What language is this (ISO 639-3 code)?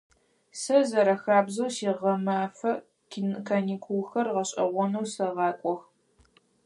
ady